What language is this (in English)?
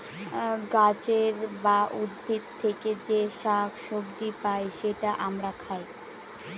Bangla